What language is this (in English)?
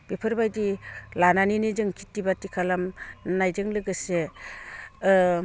Bodo